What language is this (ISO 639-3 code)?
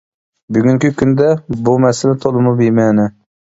uig